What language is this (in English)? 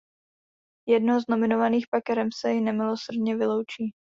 Czech